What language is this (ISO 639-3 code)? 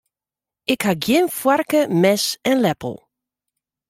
fry